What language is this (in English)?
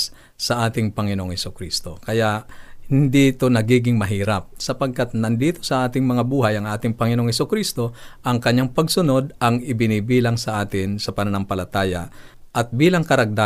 Filipino